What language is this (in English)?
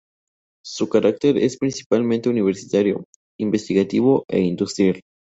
Spanish